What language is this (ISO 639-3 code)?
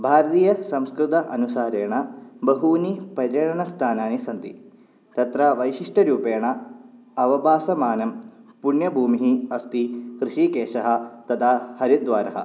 san